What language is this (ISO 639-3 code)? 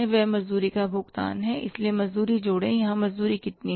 hin